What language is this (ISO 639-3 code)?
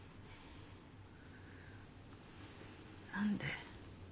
jpn